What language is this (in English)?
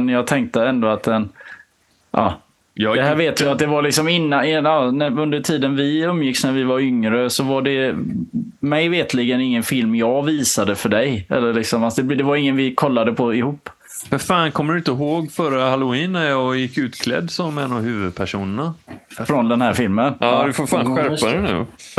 Swedish